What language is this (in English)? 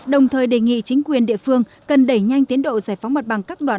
Vietnamese